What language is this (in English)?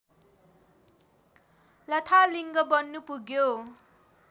Nepali